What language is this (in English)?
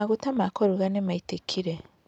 Kikuyu